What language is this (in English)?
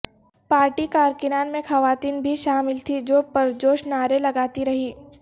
Urdu